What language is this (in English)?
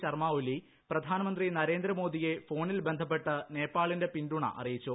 Malayalam